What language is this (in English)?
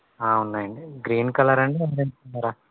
Telugu